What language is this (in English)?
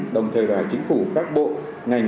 Vietnamese